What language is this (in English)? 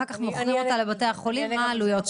Hebrew